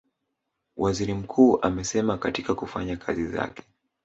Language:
Swahili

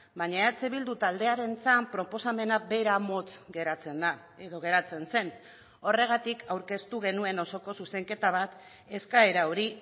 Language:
Basque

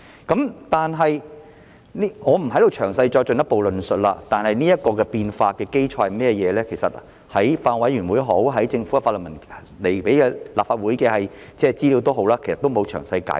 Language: Cantonese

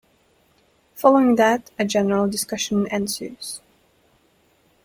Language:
English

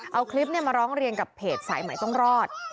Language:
Thai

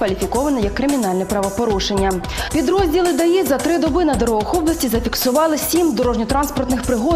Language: Ukrainian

